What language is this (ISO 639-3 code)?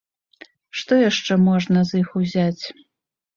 bel